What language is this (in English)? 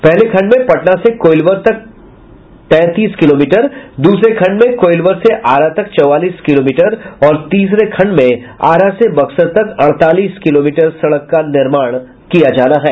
Hindi